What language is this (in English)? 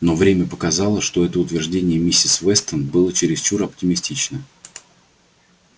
Russian